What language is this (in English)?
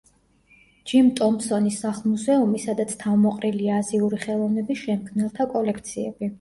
Georgian